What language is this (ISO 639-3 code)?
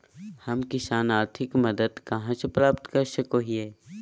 mag